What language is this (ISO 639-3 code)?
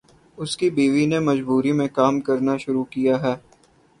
urd